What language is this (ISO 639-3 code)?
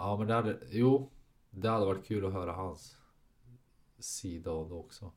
swe